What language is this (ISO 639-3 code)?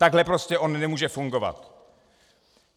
ces